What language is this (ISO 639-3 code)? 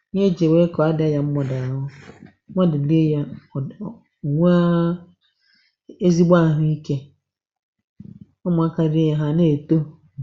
ibo